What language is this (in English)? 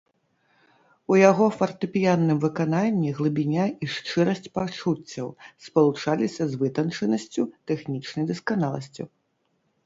Belarusian